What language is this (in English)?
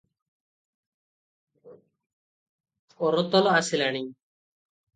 Odia